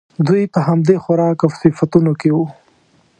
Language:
Pashto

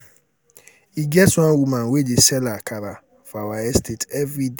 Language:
Nigerian Pidgin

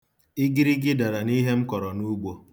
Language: Igbo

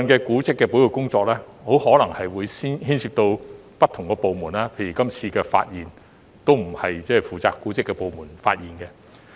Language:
Cantonese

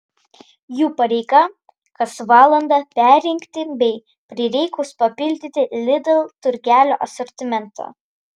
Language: Lithuanian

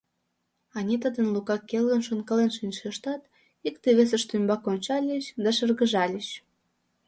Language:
Mari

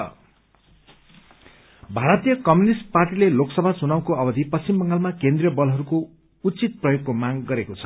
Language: Nepali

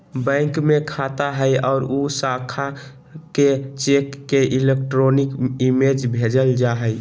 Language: Magahi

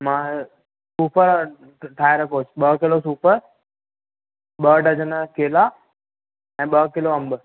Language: Sindhi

